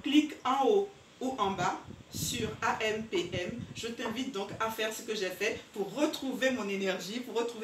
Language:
French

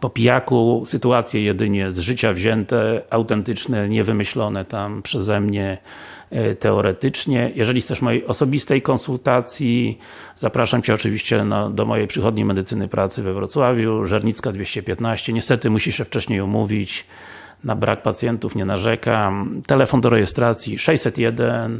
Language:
Polish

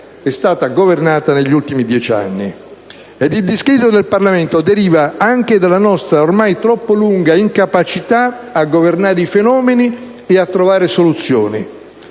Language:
Italian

